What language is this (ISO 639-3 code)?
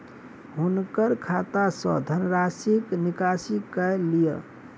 mai